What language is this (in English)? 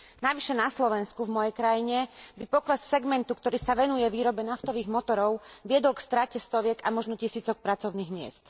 Slovak